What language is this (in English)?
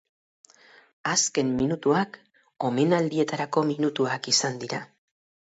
Basque